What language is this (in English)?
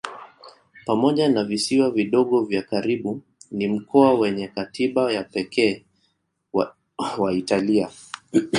Swahili